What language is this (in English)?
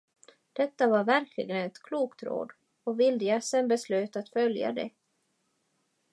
Swedish